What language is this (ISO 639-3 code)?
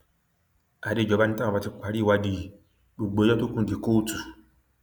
yor